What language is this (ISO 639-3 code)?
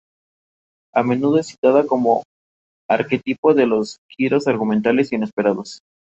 spa